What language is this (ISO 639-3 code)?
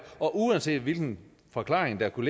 dan